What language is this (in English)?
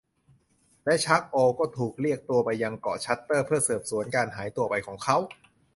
Thai